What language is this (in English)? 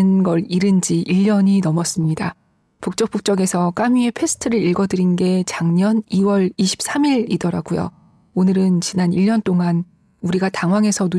Korean